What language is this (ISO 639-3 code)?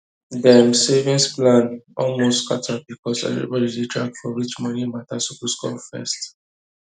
pcm